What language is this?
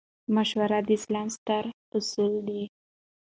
Pashto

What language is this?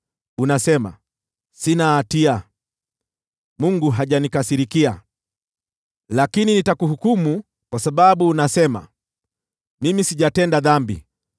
Swahili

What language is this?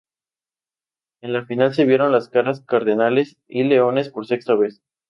Spanish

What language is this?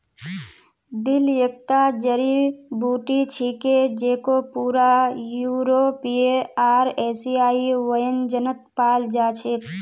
Magahi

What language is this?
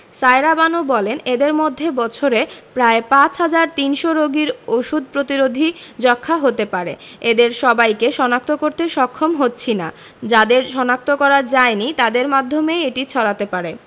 Bangla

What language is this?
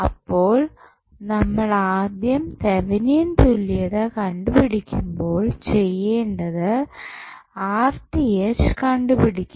Malayalam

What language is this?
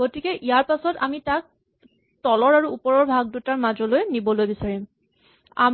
Assamese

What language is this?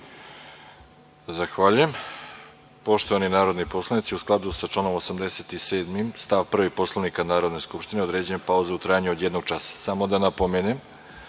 Serbian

